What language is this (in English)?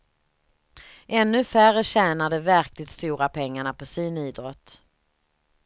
Swedish